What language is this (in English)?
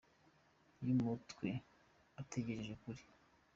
Kinyarwanda